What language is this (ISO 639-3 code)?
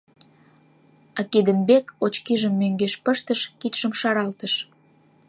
chm